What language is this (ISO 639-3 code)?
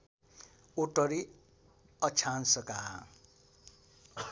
nep